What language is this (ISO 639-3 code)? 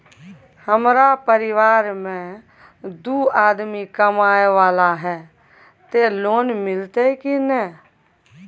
mai